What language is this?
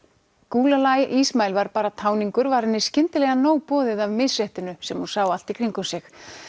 Icelandic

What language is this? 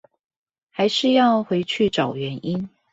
Chinese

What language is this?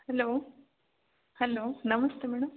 Kannada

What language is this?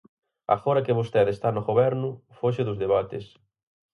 Galician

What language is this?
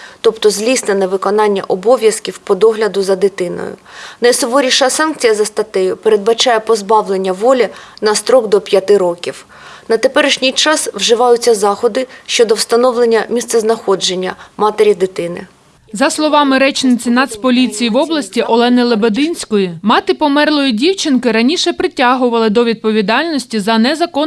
Ukrainian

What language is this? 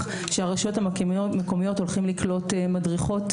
Hebrew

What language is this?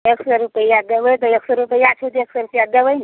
Maithili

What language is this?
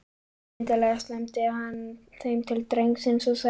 Icelandic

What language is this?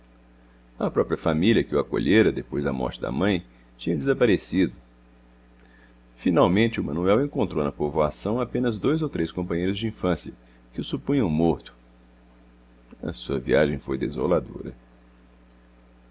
Portuguese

